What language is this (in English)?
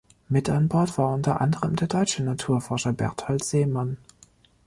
German